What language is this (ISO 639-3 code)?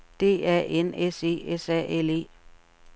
dan